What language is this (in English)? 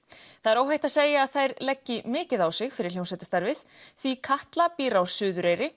Icelandic